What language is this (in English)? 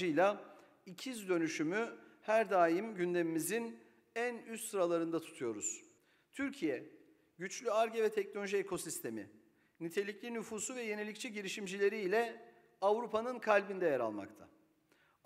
Turkish